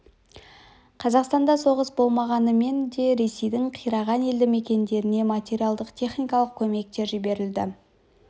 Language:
Kazakh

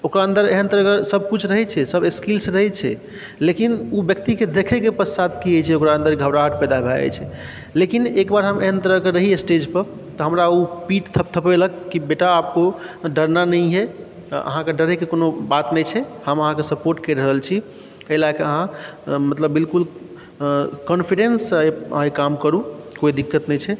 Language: Maithili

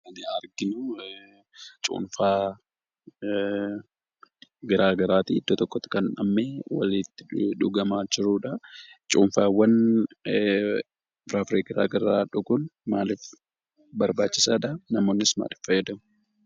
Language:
Oromo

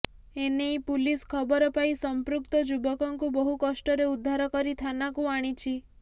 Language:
Odia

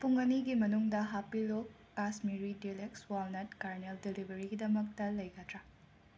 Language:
Manipuri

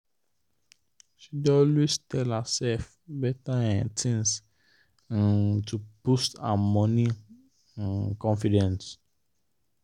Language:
Nigerian Pidgin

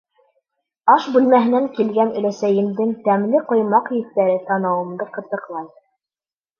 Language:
Bashkir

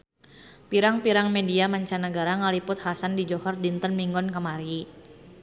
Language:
Sundanese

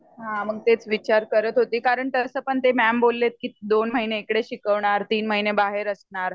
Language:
Marathi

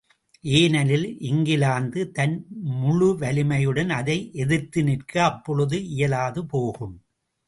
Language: Tamil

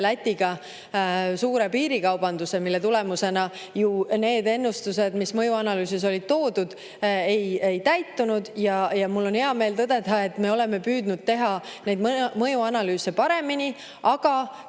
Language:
Estonian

